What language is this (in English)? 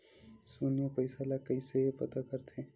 Chhattisgarhi